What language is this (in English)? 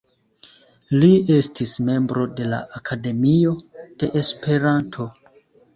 Esperanto